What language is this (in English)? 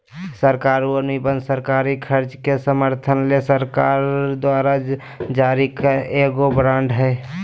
Magahi